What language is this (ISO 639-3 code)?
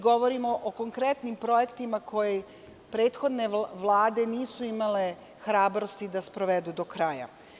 srp